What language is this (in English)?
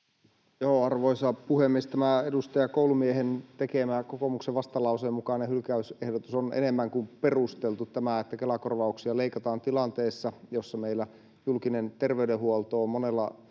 Finnish